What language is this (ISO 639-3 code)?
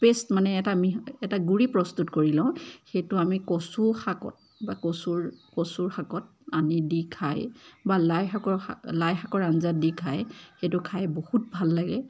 asm